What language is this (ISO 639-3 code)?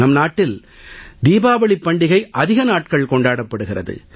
tam